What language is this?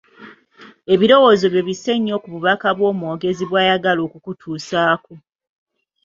Ganda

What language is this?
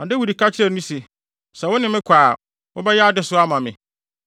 Akan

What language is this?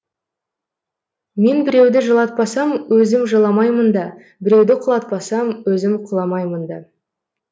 Kazakh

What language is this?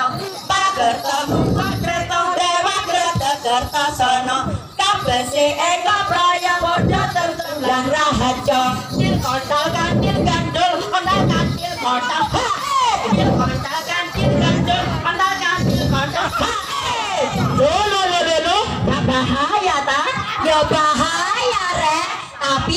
Indonesian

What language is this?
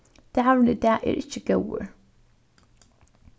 Faroese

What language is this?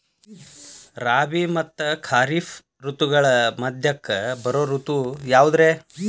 Kannada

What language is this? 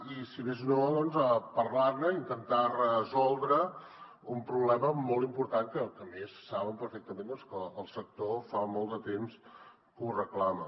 Catalan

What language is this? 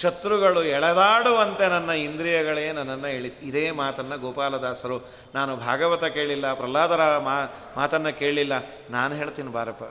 Kannada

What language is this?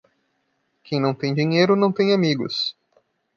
Portuguese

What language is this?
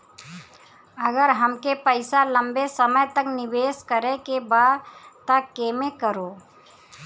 Bhojpuri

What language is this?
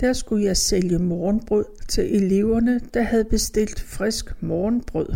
Danish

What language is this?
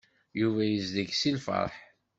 Kabyle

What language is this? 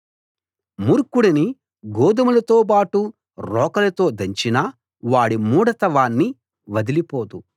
Telugu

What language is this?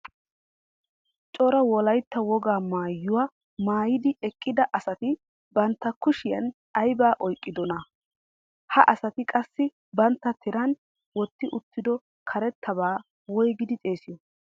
Wolaytta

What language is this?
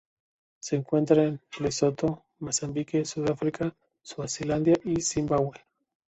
Spanish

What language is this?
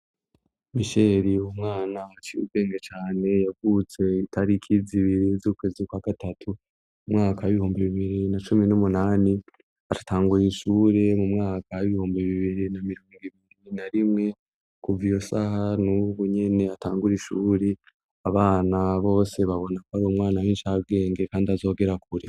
Rundi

